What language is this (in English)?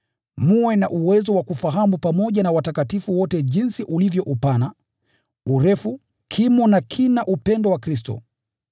Swahili